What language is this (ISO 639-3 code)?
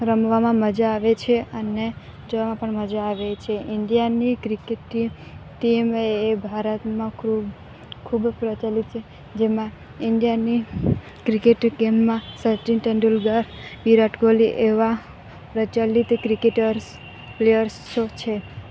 guj